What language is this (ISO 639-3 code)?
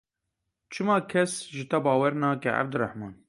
kur